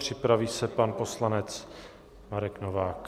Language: Czech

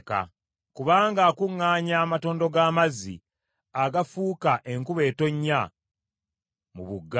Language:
Ganda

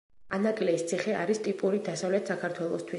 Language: Georgian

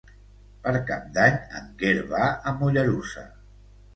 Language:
Catalan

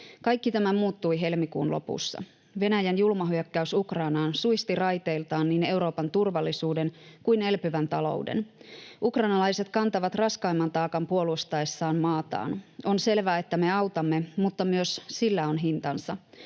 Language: Finnish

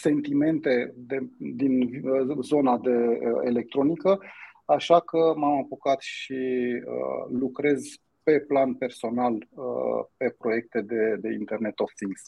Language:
Romanian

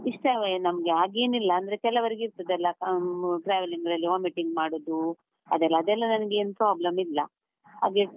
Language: Kannada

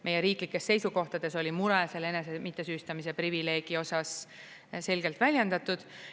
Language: Estonian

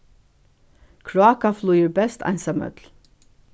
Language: Faroese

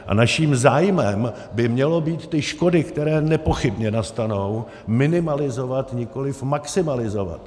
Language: Czech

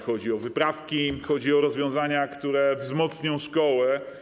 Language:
Polish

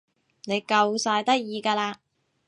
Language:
Cantonese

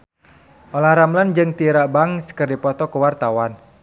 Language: Sundanese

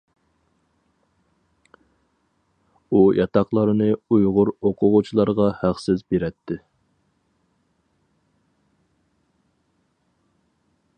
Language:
Uyghur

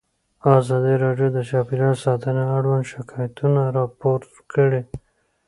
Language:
Pashto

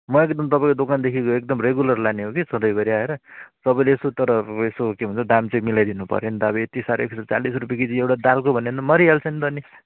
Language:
Nepali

